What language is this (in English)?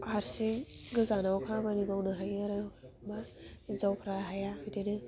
Bodo